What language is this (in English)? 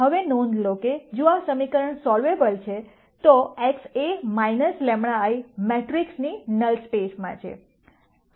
Gujarati